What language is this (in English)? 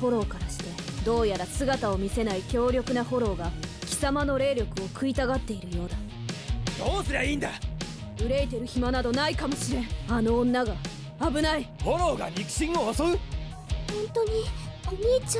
Japanese